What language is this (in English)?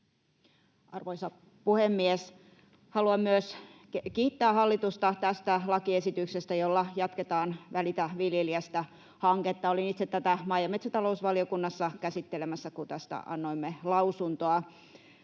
Finnish